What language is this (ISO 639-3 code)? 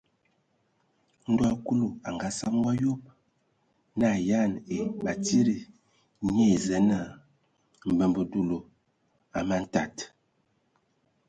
ewo